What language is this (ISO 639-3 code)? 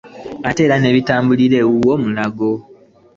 lug